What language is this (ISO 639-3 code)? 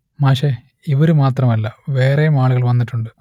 mal